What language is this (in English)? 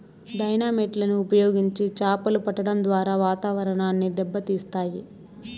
Telugu